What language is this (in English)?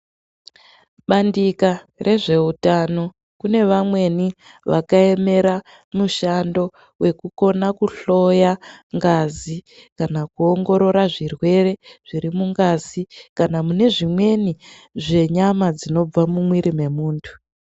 Ndau